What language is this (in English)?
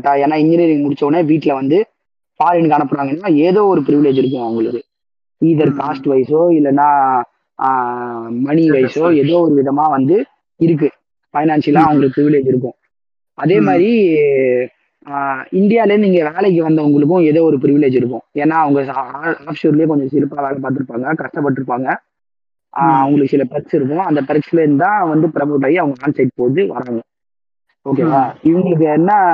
Tamil